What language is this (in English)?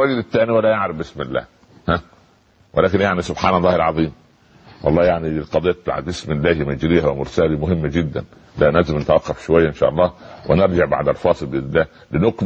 Arabic